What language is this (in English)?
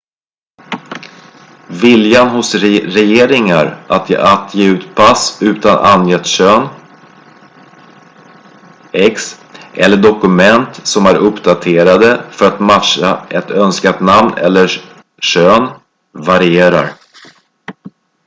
Swedish